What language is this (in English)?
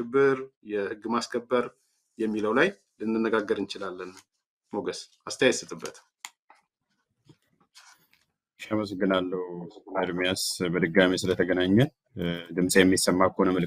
Arabic